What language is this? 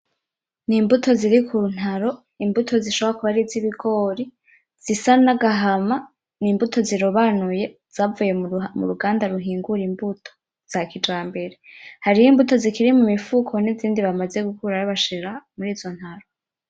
Rundi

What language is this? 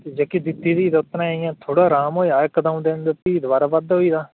Dogri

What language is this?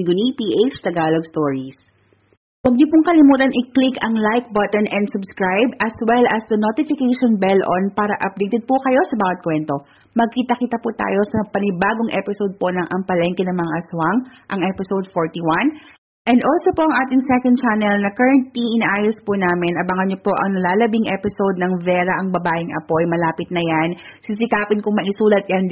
Filipino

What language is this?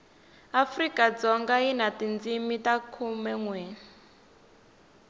Tsonga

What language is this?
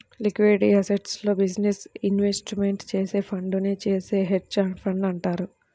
Telugu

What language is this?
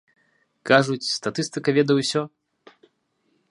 Belarusian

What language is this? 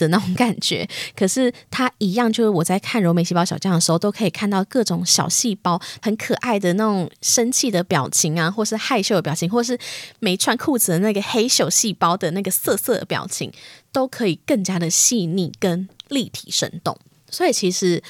Chinese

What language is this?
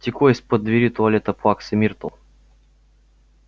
Russian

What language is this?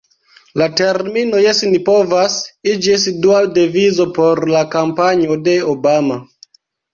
Esperanto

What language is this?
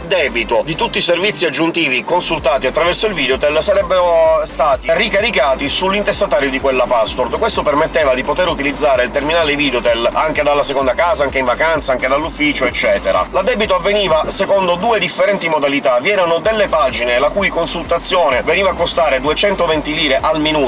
Italian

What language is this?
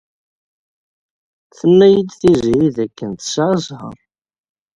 Kabyle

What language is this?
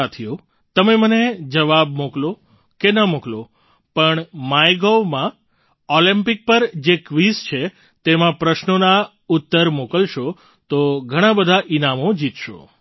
Gujarati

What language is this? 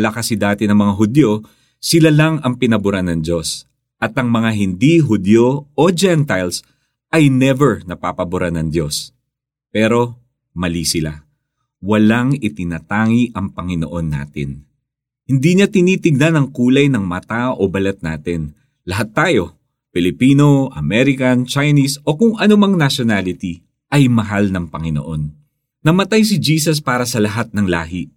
Filipino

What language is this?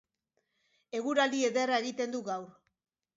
Basque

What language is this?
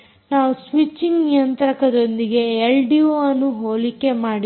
Kannada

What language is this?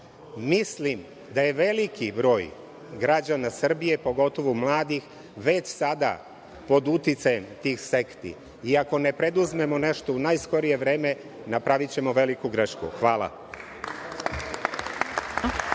Serbian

